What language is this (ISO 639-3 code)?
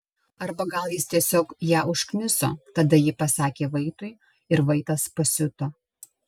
lit